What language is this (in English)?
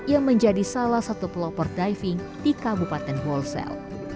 Indonesian